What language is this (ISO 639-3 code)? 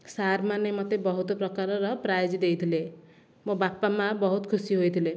ori